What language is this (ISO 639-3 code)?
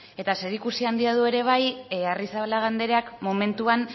eus